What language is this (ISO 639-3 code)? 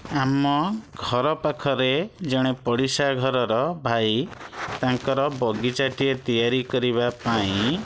ori